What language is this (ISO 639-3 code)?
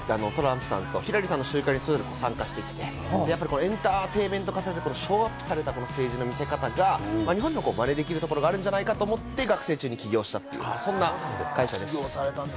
jpn